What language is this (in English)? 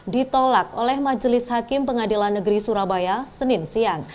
Indonesian